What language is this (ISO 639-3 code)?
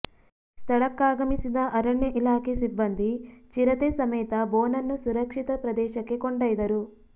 kan